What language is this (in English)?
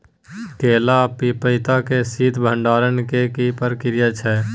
Maithili